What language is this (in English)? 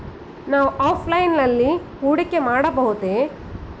Kannada